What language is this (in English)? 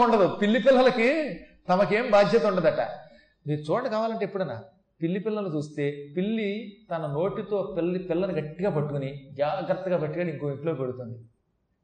Telugu